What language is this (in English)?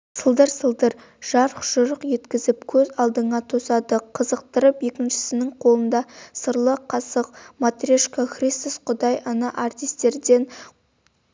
Kazakh